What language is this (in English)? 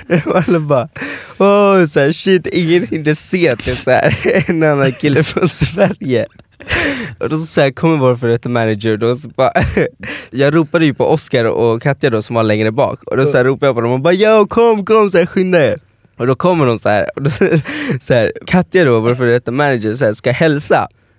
Swedish